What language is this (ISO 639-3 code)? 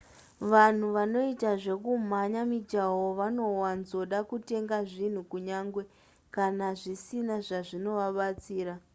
sna